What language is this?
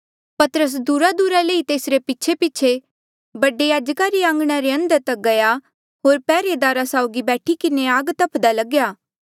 Mandeali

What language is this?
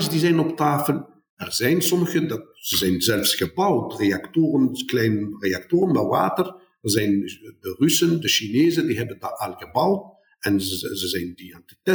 Dutch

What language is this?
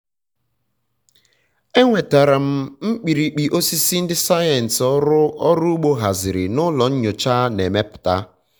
Igbo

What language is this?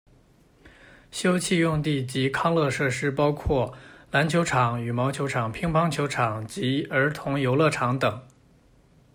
Chinese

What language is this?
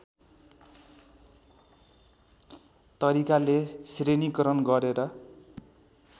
Nepali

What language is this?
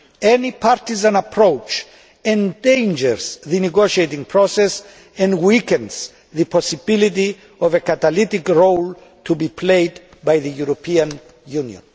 English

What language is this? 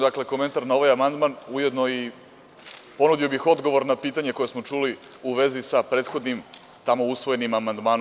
Serbian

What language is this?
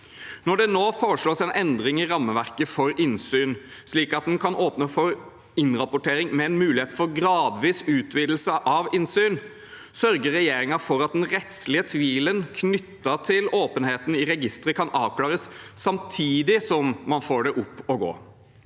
Norwegian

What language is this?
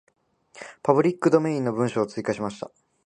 Japanese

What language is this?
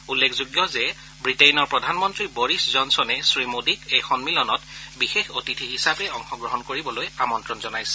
Assamese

